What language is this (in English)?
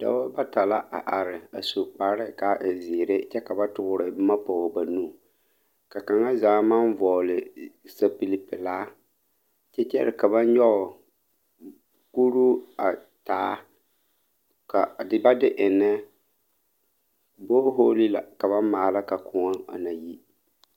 Southern Dagaare